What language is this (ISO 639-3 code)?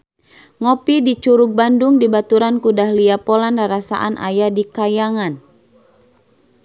sun